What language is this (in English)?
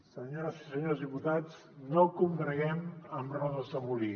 Catalan